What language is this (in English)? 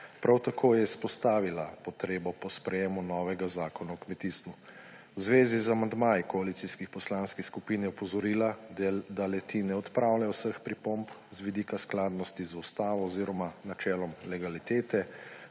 Slovenian